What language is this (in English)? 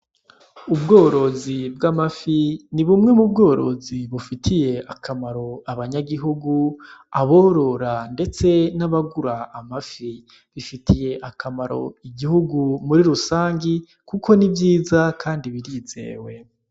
Rundi